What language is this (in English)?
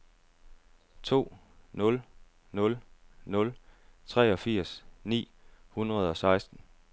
Danish